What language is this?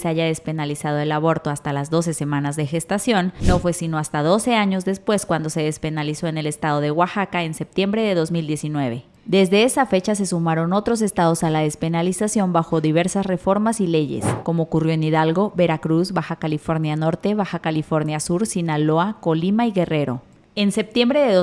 Spanish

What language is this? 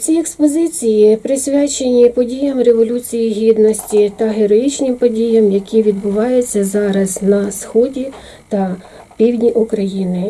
Ukrainian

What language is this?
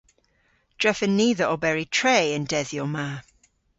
Cornish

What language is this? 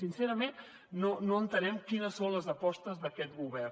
Catalan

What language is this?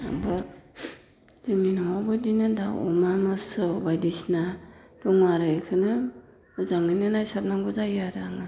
Bodo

